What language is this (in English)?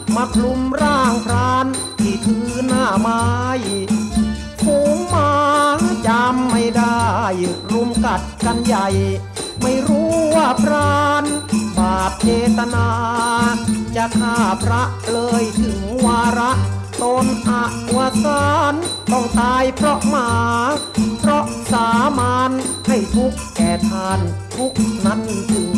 Thai